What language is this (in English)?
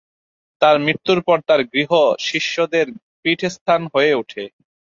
Bangla